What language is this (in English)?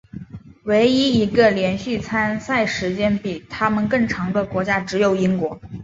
Chinese